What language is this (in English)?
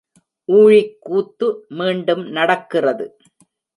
Tamil